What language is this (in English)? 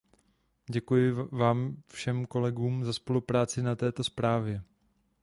Czech